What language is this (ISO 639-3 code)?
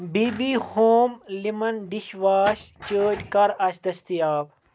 kas